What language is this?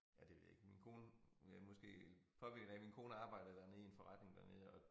Danish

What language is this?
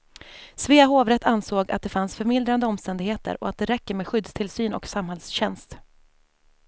Swedish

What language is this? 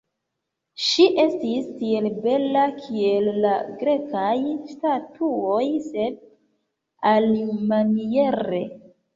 Esperanto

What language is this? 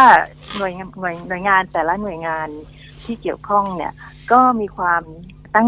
Thai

